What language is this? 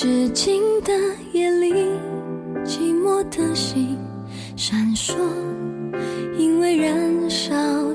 Chinese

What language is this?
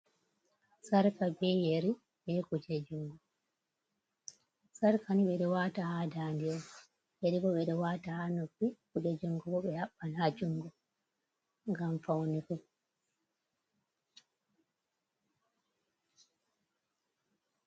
Fula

